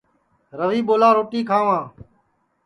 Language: Sansi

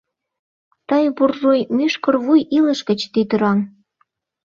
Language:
Mari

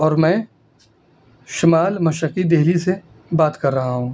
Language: Urdu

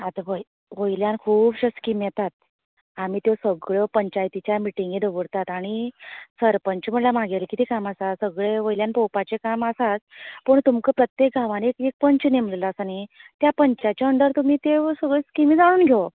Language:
Konkani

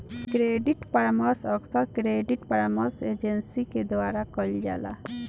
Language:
Bhojpuri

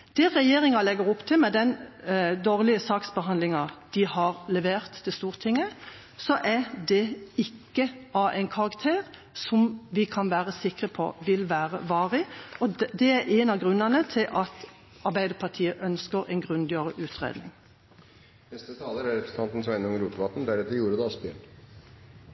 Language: Norwegian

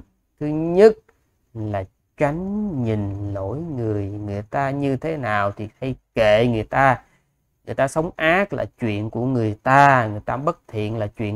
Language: Vietnamese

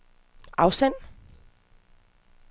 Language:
Danish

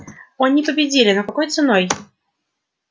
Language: Russian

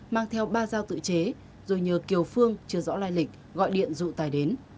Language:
Vietnamese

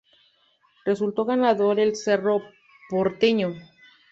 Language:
Spanish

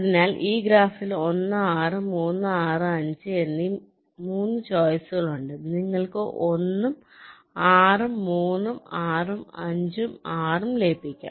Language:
Malayalam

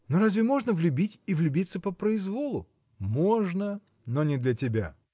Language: Russian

